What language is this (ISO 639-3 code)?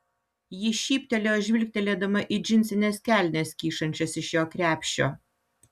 lit